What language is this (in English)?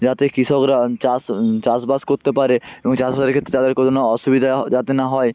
Bangla